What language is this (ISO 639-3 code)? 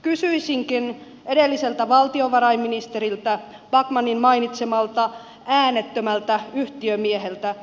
fin